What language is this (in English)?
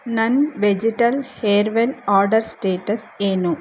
Kannada